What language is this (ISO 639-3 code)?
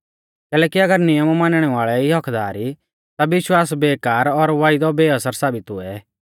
bfz